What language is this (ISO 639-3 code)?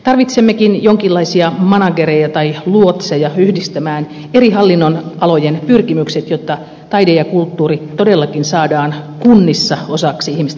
fin